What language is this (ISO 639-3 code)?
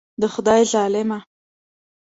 pus